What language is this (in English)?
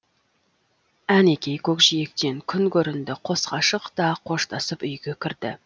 Kazakh